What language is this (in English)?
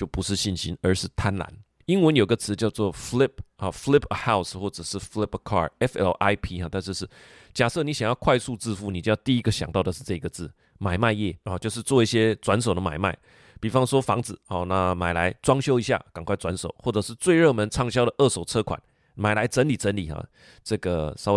Chinese